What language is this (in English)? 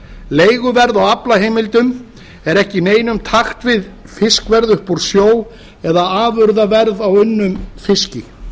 Icelandic